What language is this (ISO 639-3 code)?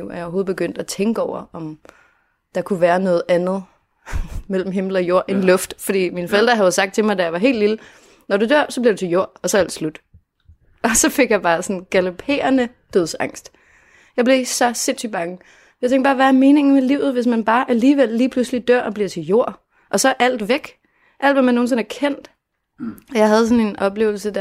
dan